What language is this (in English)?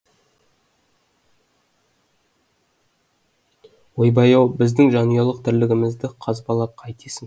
Kazakh